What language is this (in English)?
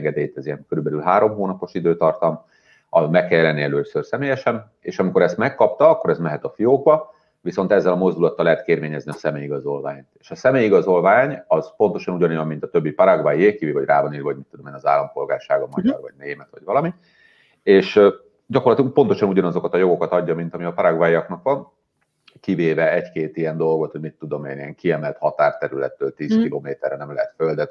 Hungarian